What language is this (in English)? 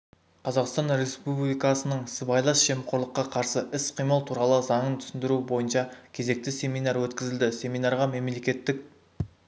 Kazakh